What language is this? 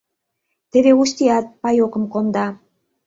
Mari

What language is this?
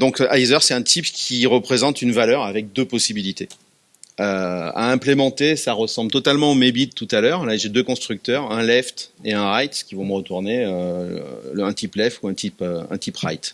French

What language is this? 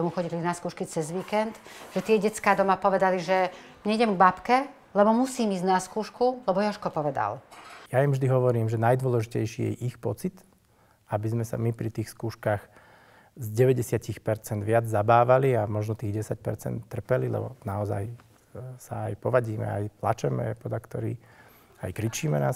Slovak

